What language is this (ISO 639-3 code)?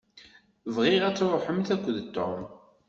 kab